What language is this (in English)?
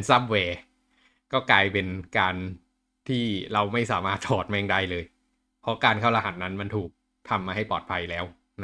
Thai